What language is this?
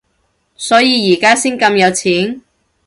Cantonese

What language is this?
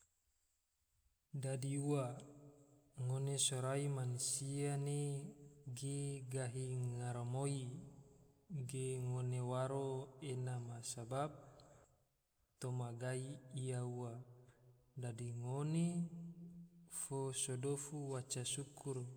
Tidore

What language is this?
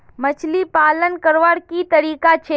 Magahi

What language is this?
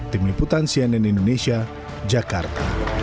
Indonesian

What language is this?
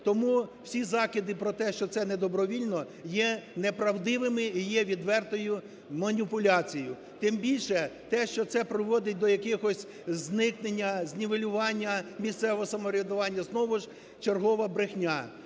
Ukrainian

